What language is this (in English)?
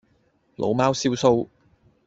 Cantonese